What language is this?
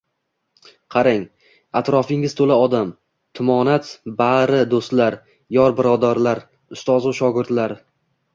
Uzbek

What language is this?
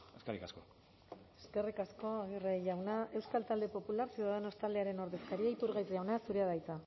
Basque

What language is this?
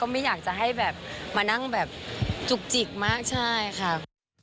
Thai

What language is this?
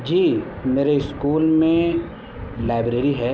Urdu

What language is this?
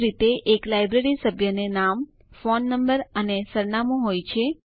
Gujarati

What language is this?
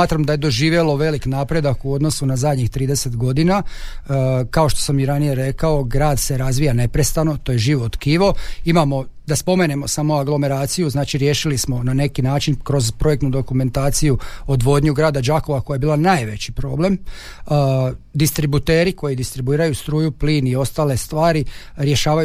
Croatian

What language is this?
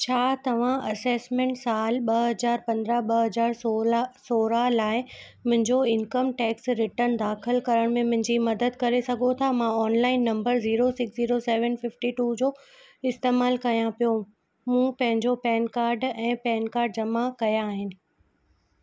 Sindhi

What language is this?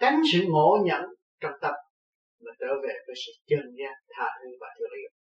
Vietnamese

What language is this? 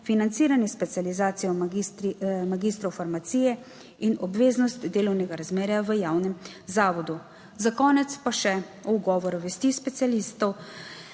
Slovenian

